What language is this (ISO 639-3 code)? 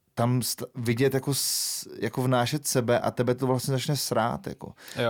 ces